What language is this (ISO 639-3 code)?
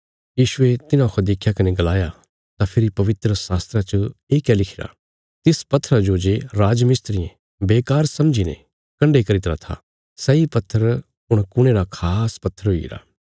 kfs